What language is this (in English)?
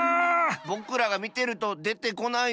Japanese